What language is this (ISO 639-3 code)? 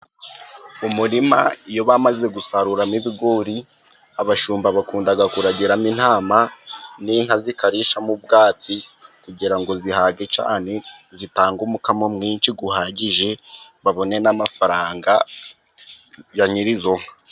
kin